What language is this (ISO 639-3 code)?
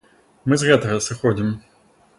bel